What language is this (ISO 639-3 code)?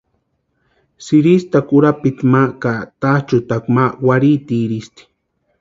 pua